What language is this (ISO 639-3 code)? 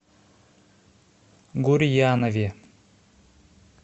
rus